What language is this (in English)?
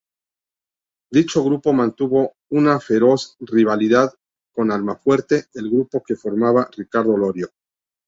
Spanish